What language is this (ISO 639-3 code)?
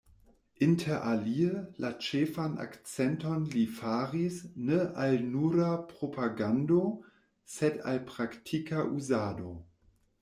epo